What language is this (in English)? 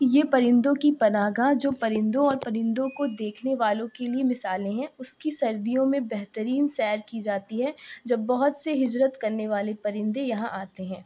Urdu